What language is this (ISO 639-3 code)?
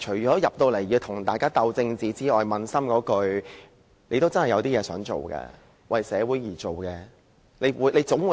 yue